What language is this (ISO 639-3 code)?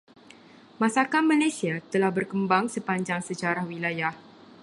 msa